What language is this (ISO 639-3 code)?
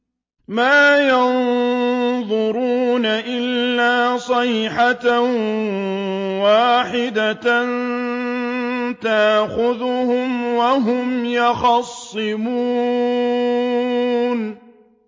ara